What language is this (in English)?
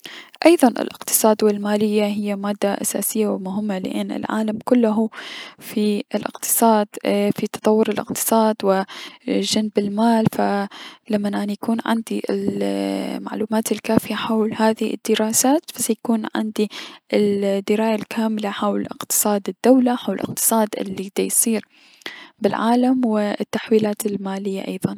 Mesopotamian Arabic